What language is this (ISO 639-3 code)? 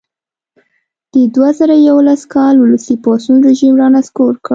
pus